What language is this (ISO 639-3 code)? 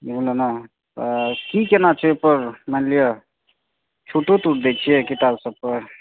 mai